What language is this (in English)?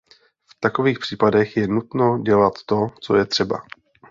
Czech